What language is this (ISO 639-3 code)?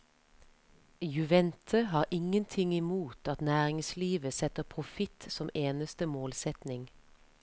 nor